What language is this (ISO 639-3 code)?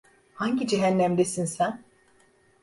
tur